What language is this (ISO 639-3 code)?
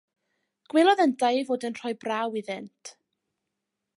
cym